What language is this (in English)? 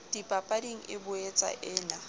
Southern Sotho